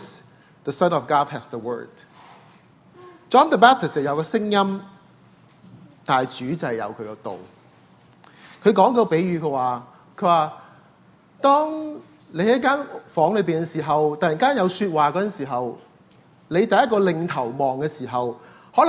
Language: Chinese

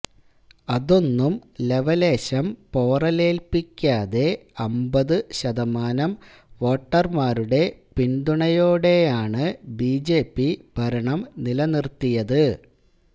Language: Malayalam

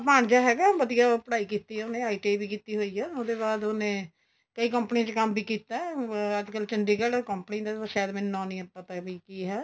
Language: Punjabi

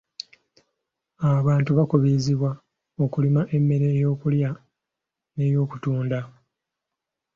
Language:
Ganda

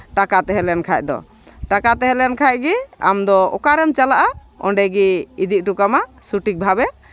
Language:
Santali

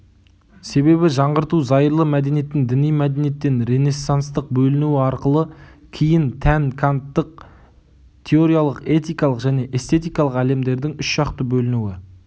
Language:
Kazakh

